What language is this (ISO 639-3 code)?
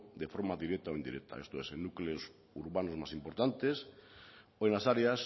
spa